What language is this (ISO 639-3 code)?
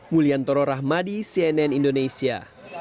ind